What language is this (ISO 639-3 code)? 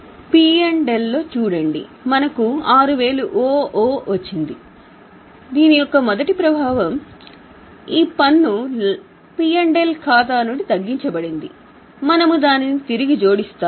tel